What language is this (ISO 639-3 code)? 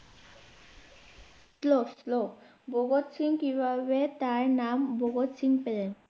ben